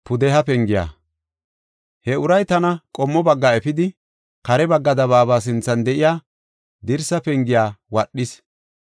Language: Gofa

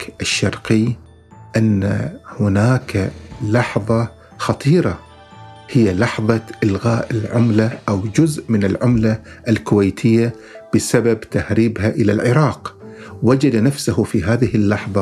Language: Arabic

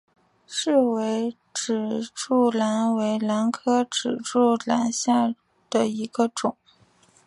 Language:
Chinese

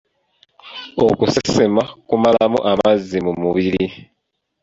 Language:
Ganda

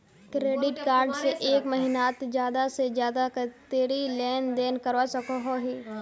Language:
Magahi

